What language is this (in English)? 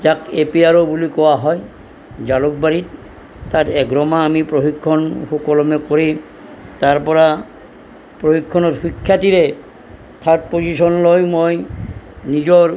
Assamese